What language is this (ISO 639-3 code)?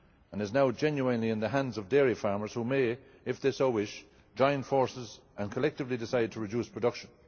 eng